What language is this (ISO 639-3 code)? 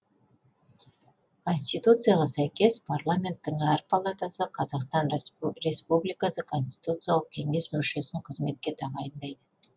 kaz